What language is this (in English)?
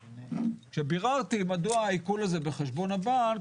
Hebrew